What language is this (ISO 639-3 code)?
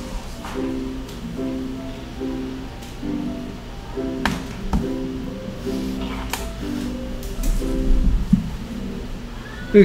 kor